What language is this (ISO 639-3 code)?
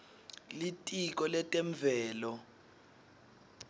ssw